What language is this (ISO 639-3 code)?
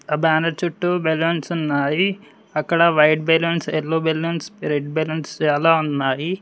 tel